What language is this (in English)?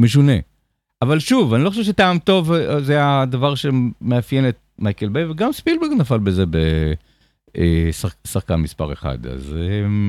Hebrew